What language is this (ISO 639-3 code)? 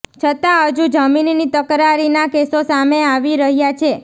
guj